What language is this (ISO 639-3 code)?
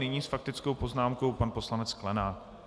ces